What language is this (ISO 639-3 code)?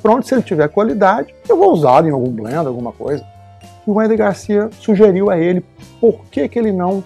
por